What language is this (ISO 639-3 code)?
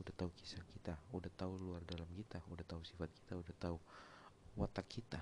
ind